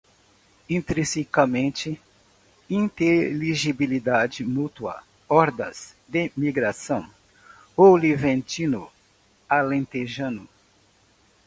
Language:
Portuguese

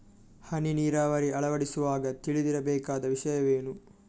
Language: Kannada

